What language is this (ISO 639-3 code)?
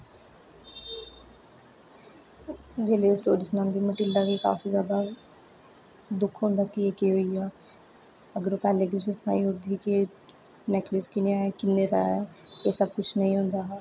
doi